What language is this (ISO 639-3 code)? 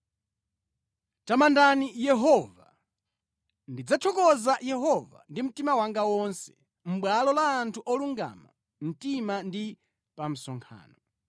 nya